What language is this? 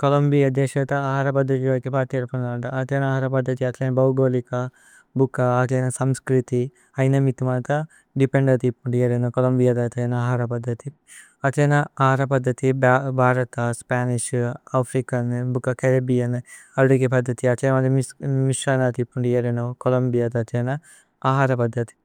Tulu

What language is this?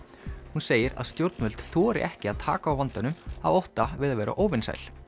Icelandic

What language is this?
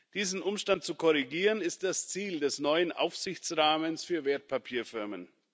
German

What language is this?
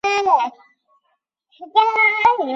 Chinese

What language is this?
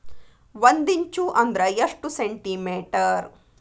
Kannada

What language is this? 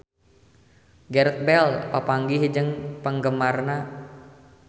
Sundanese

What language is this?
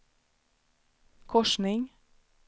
Swedish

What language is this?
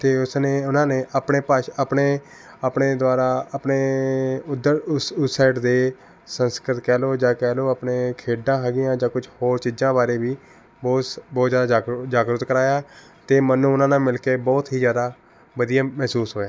Punjabi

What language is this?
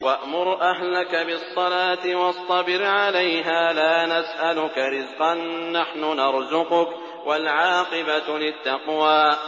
Arabic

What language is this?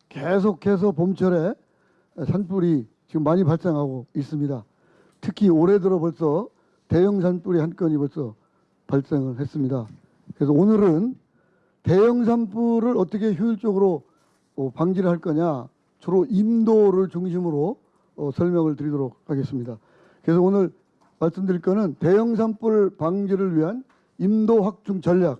Korean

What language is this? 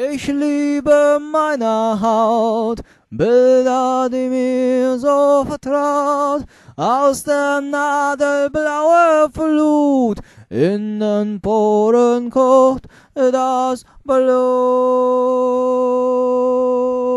German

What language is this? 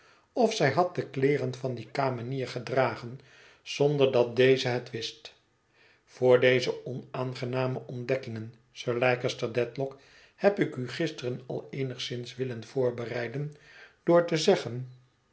Dutch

